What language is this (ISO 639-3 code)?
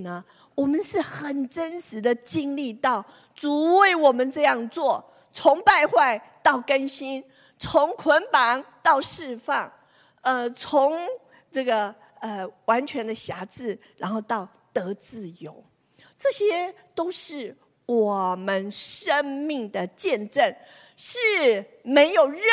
zho